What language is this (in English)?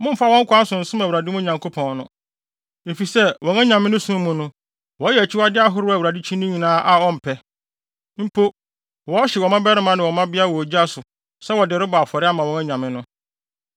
Akan